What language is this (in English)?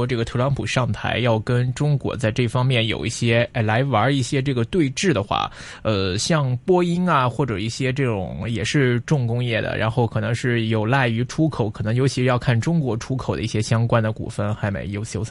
Chinese